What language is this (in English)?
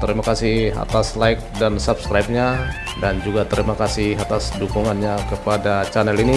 Indonesian